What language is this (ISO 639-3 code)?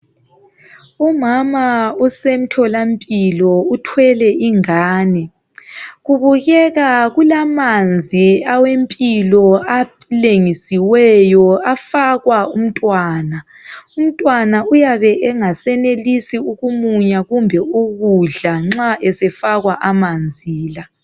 nde